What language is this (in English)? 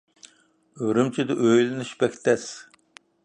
Uyghur